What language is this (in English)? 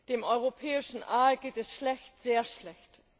German